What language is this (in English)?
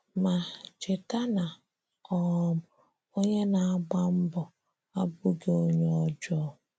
Igbo